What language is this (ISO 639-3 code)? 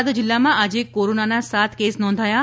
guj